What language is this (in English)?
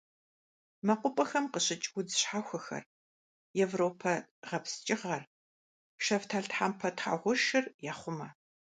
Kabardian